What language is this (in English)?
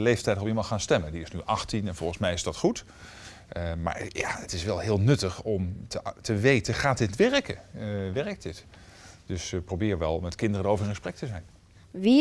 Dutch